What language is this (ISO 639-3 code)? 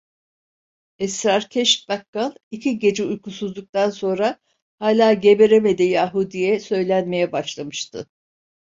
tur